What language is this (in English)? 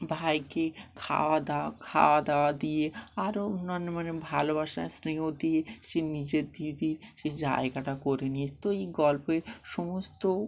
Bangla